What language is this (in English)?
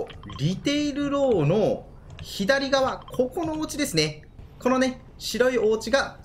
Japanese